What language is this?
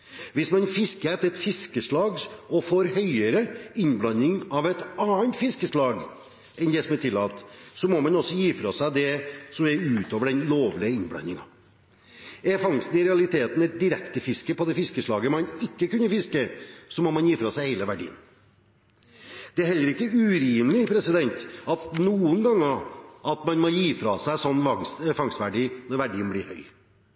Norwegian Bokmål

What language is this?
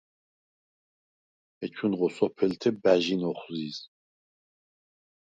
Svan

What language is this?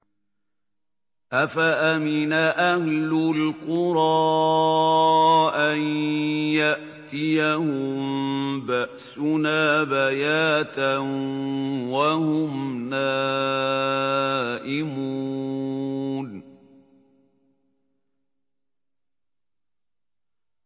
Arabic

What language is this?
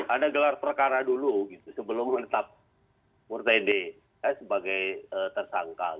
Indonesian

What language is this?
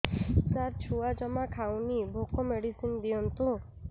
Odia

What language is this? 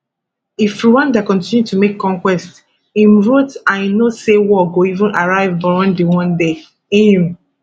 Nigerian Pidgin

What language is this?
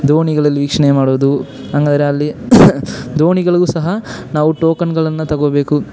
Kannada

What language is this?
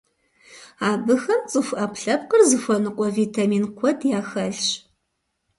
Kabardian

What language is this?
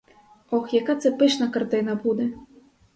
Ukrainian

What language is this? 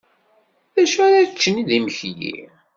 Kabyle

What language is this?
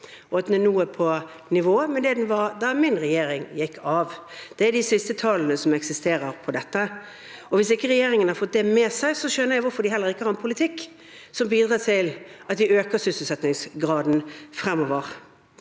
Norwegian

